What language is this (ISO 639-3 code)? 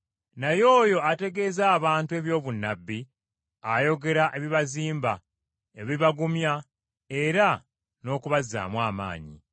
lug